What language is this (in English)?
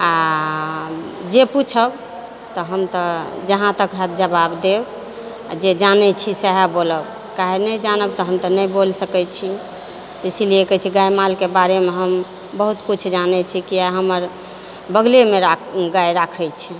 Maithili